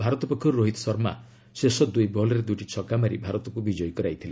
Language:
Odia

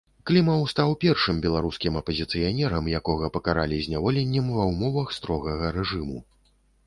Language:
Belarusian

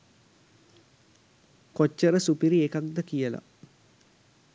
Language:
Sinhala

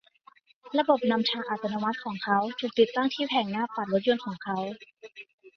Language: Thai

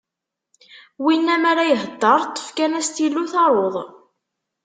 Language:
Kabyle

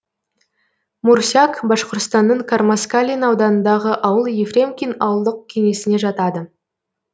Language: Kazakh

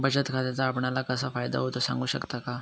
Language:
Marathi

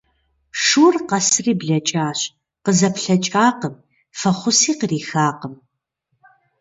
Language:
Kabardian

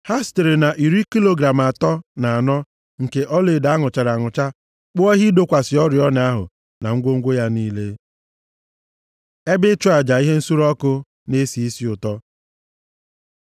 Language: Igbo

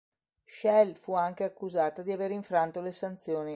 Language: Italian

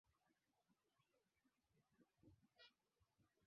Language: Swahili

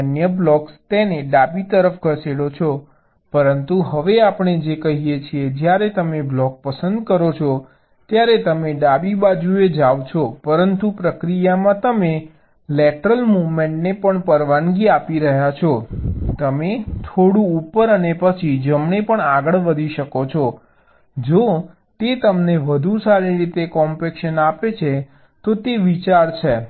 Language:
Gujarati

